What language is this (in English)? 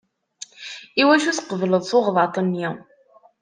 Kabyle